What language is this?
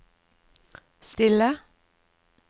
Norwegian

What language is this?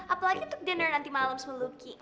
Indonesian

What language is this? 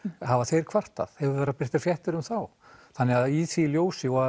Icelandic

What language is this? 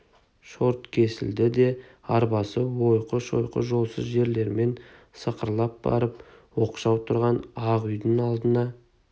Kazakh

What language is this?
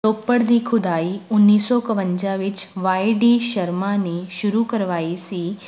Punjabi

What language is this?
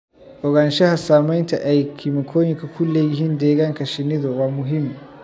Somali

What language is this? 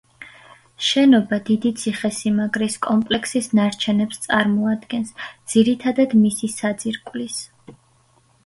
Georgian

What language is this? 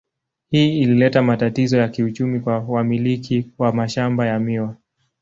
Swahili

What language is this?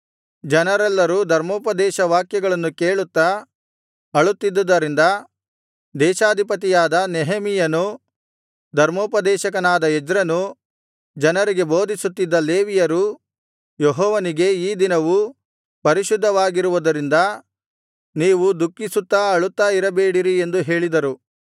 Kannada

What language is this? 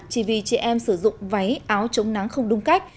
Vietnamese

